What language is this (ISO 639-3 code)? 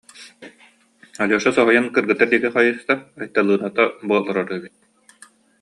sah